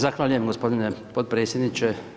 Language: Croatian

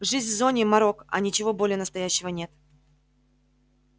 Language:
Russian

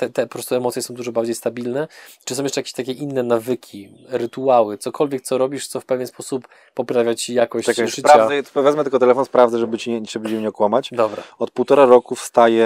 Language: Polish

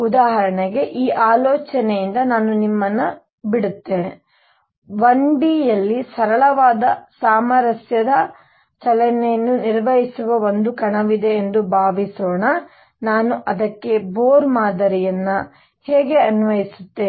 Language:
Kannada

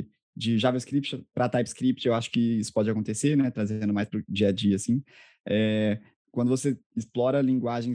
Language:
Portuguese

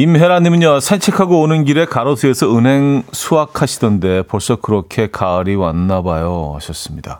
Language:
Korean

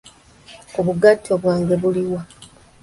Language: Ganda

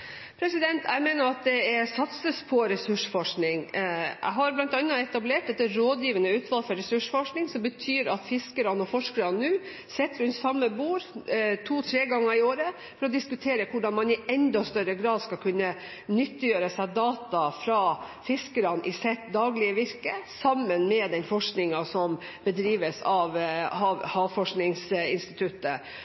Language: Norwegian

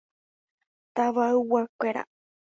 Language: Guarani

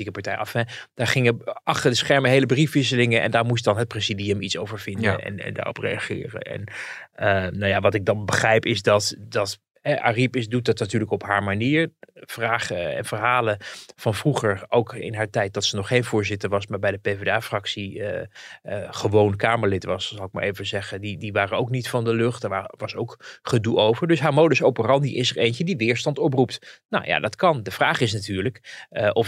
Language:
Dutch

